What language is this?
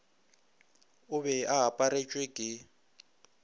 Northern Sotho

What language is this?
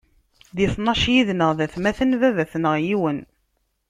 Kabyle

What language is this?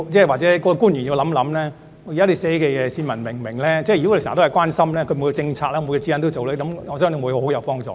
Cantonese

